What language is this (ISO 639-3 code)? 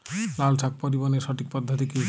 ben